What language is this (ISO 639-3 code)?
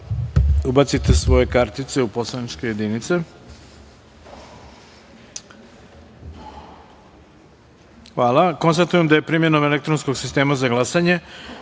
srp